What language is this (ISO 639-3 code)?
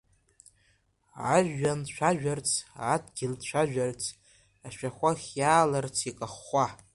abk